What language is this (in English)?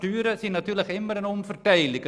Swiss German